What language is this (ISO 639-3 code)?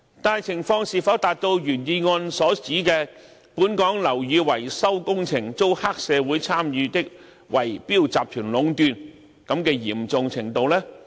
yue